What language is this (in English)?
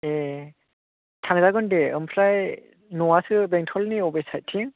Bodo